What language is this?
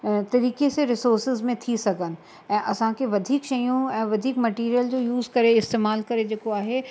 Sindhi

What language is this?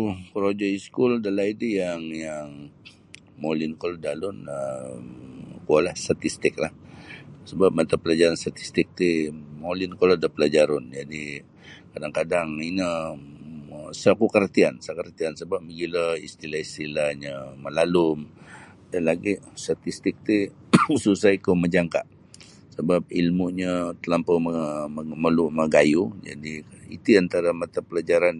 Sabah Bisaya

